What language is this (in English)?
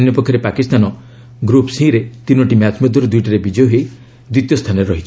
Odia